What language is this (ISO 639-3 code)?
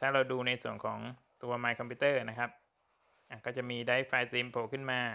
tha